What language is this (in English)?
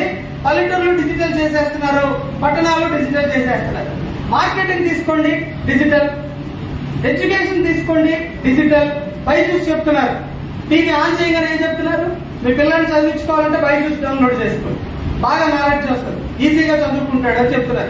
Hindi